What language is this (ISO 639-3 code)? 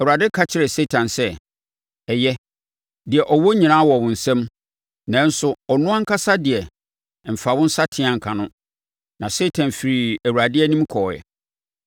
aka